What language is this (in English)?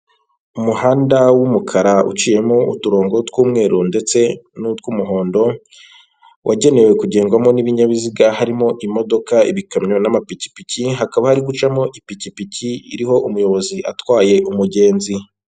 Kinyarwanda